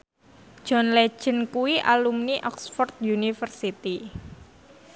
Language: Javanese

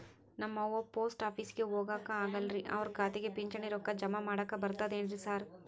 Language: Kannada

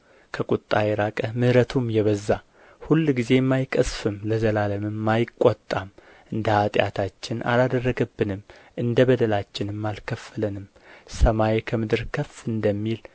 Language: Amharic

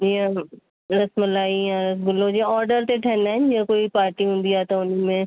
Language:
Sindhi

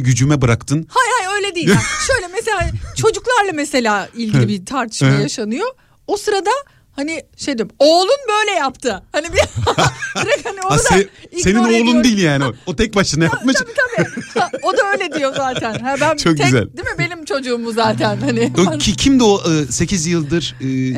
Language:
Turkish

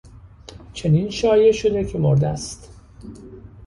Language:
Persian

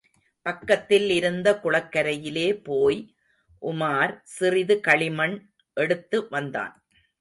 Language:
Tamil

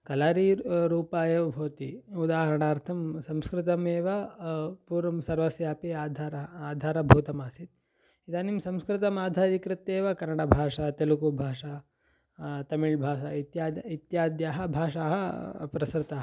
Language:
Sanskrit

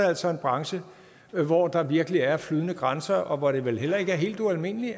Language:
Danish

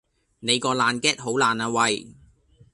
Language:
Cantonese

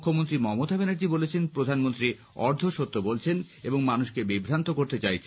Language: Bangla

